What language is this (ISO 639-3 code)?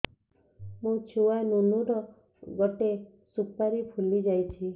ori